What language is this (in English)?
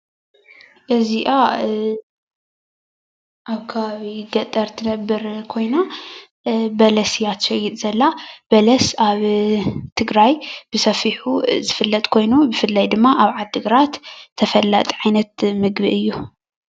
Tigrinya